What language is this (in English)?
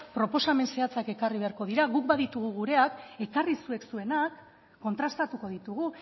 Basque